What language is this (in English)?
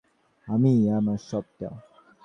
Bangla